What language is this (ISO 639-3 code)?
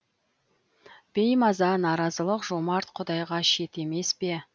kaz